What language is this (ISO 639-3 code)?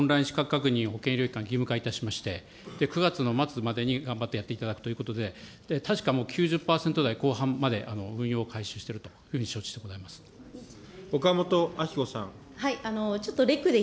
jpn